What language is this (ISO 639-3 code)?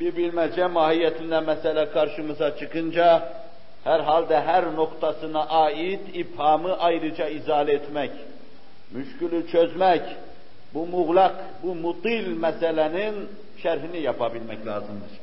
tur